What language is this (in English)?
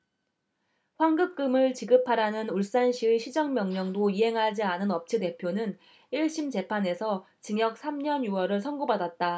Korean